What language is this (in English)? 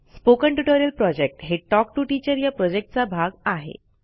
Marathi